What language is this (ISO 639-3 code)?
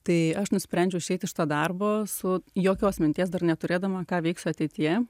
lit